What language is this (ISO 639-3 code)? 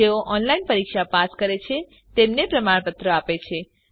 guj